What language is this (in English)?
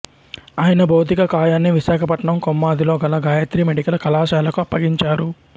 Telugu